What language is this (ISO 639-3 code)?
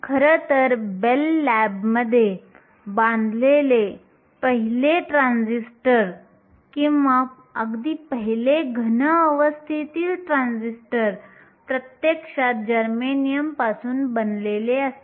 mar